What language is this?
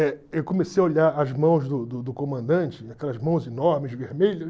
Portuguese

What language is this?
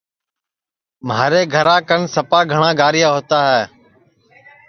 Sansi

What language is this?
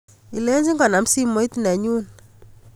Kalenjin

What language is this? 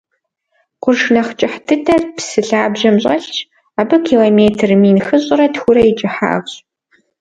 Kabardian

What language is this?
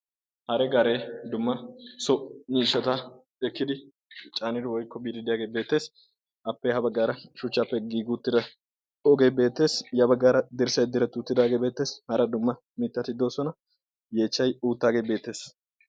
Wolaytta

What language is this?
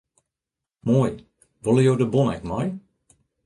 Western Frisian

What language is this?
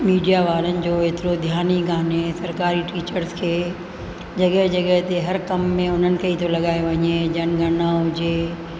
Sindhi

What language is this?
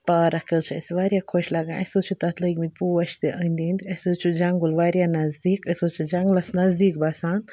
Kashmiri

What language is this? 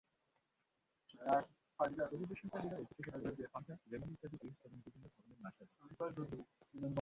Bangla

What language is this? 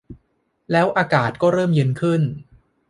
Thai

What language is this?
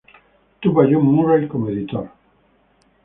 Spanish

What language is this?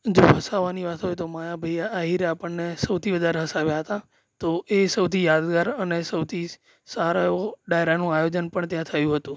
Gujarati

